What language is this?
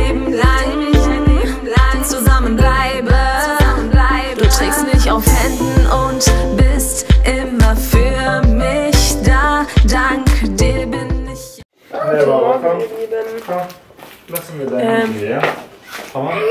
German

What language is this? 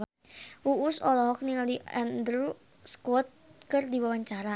Sundanese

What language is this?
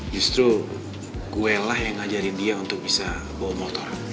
Indonesian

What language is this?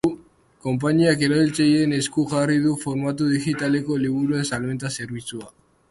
Basque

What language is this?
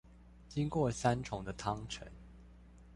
Chinese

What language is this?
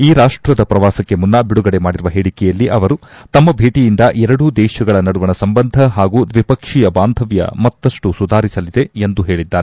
Kannada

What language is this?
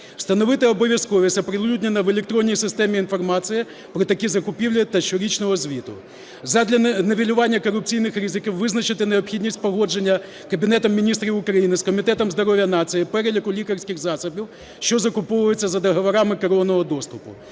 Ukrainian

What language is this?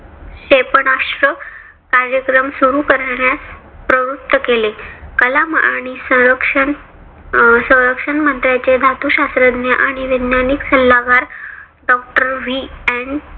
Marathi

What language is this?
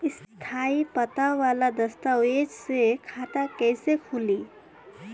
Bhojpuri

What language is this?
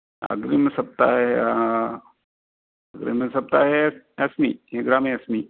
Sanskrit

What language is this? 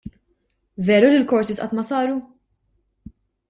Maltese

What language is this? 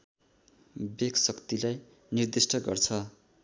Nepali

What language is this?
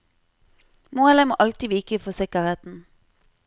Norwegian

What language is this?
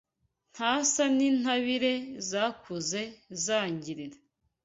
Kinyarwanda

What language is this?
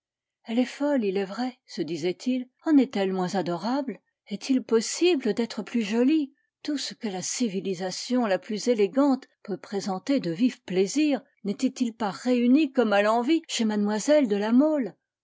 French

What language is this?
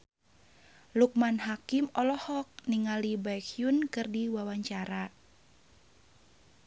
Sundanese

